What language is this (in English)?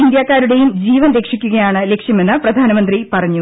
Malayalam